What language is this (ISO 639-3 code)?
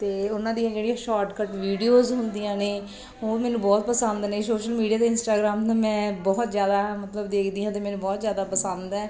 pan